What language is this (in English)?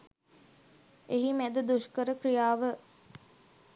Sinhala